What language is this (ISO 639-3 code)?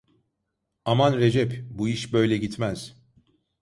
tur